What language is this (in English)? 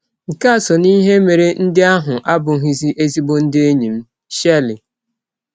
Igbo